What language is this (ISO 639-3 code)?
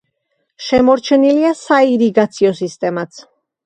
kat